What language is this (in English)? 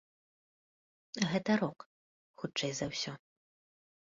Belarusian